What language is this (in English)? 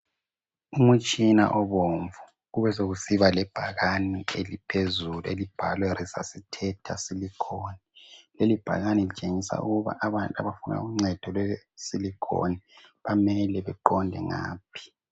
North Ndebele